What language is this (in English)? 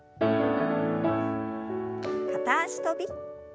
Japanese